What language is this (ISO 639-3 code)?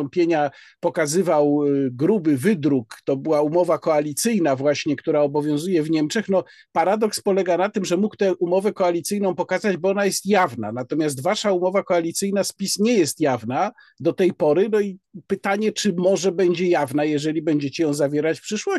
pol